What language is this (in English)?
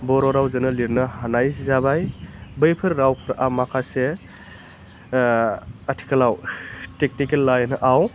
Bodo